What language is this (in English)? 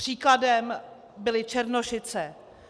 Czech